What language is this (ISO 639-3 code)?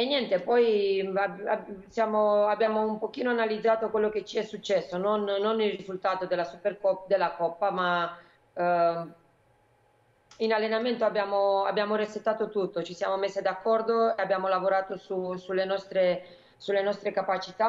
ita